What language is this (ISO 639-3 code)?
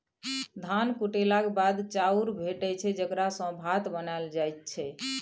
mai